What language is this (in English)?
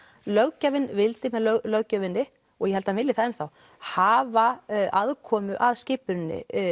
Icelandic